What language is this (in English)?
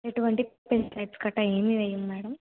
Telugu